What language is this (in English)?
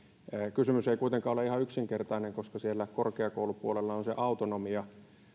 Finnish